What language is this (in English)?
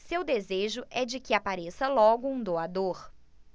Portuguese